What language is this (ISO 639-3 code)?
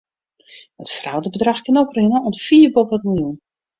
fry